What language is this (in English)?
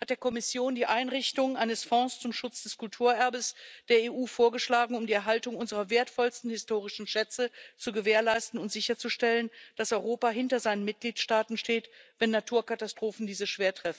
German